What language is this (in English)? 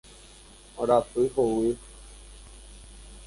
Guarani